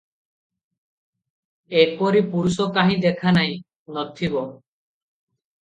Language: Odia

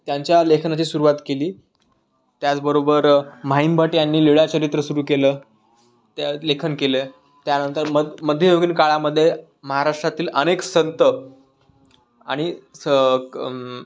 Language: Marathi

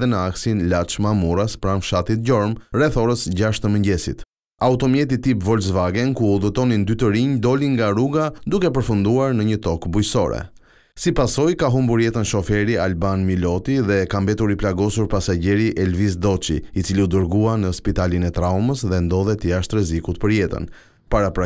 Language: Romanian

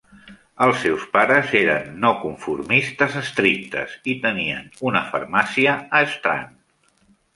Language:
Catalan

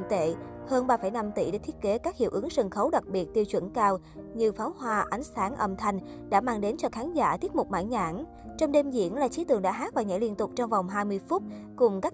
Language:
Vietnamese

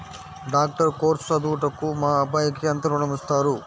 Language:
Telugu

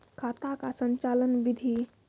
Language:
Maithili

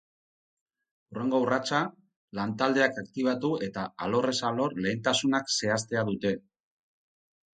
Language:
Basque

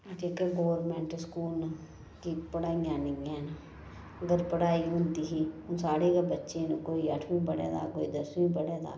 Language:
Dogri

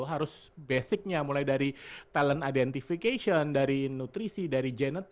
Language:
Indonesian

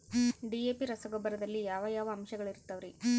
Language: Kannada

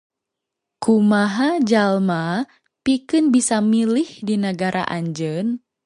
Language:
Sundanese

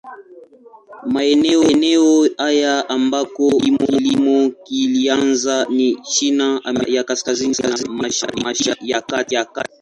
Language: Swahili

